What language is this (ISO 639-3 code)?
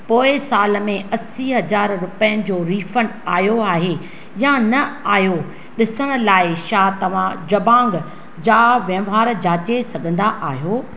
snd